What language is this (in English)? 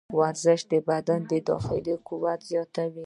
Pashto